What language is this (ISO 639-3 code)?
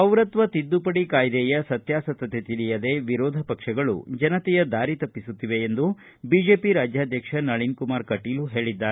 kan